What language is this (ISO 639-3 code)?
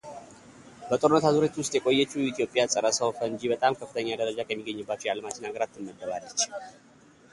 amh